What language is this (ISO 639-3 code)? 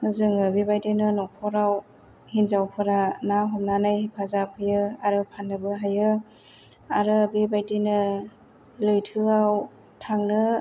brx